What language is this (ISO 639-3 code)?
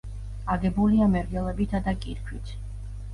kat